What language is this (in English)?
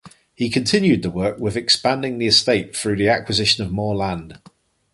English